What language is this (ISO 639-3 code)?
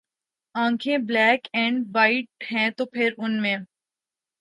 urd